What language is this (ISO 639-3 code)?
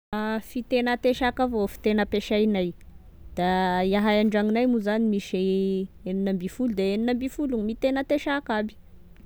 tkg